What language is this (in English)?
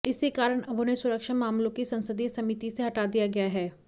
Hindi